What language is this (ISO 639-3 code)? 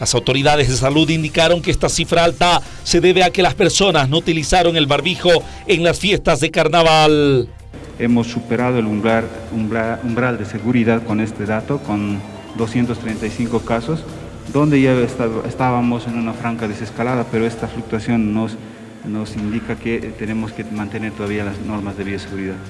spa